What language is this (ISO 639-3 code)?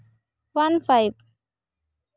sat